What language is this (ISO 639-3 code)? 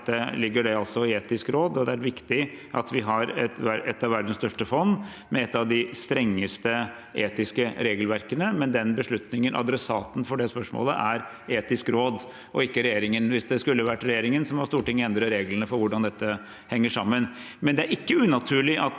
nor